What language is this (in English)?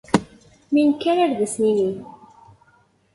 Kabyle